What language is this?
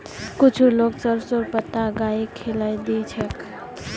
Magahi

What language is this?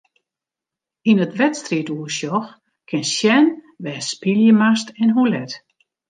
Western Frisian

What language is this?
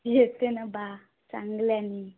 Marathi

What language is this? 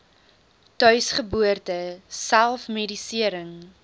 Afrikaans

